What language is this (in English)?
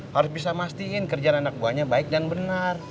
Indonesian